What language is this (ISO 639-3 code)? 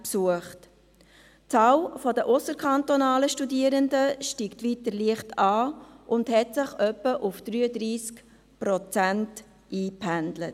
gsw